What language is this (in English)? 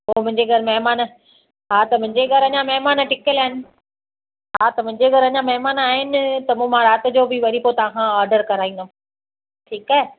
Sindhi